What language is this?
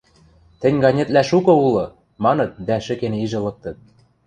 Western Mari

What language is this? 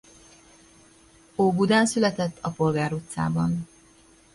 Hungarian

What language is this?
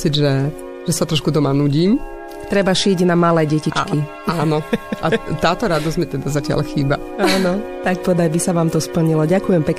Slovak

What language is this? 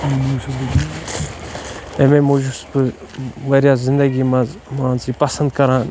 Kashmiri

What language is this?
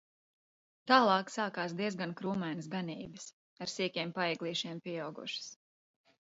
Latvian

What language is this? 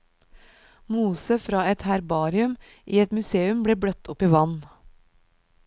Norwegian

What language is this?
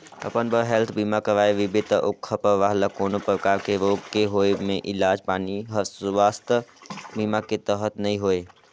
Chhattisgarhi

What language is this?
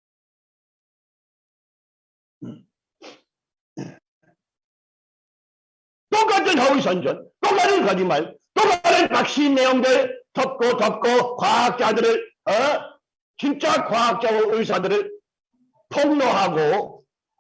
Korean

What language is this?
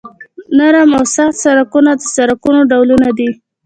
Pashto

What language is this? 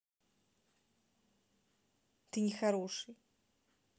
Russian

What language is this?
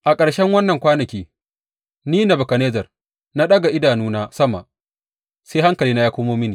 Hausa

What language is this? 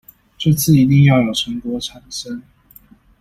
Chinese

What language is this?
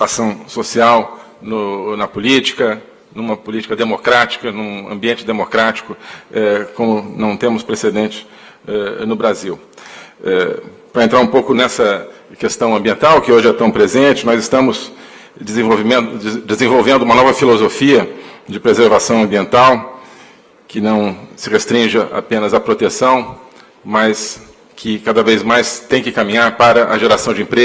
Portuguese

